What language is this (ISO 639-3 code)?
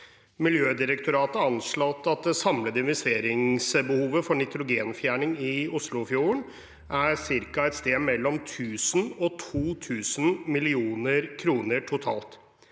nor